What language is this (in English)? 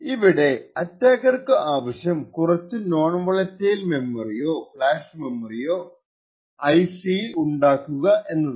Malayalam